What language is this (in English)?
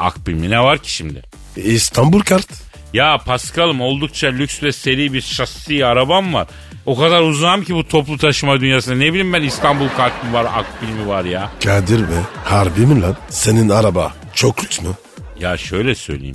Turkish